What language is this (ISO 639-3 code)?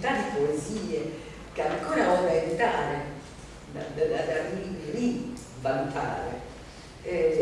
ita